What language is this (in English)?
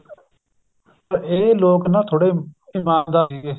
Punjabi